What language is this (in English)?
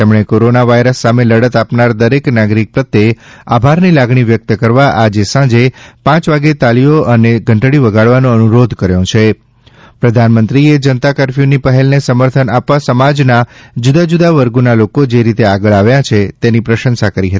Gujarati